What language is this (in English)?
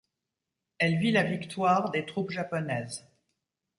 French